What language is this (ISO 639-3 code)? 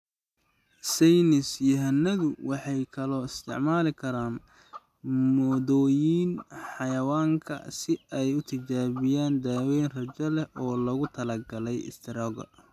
som